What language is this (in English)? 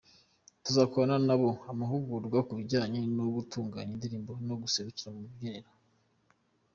Kinyarwanda